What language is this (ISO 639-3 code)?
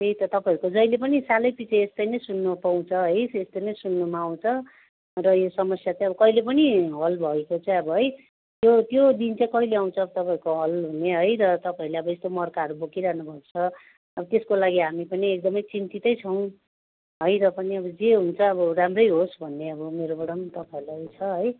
nep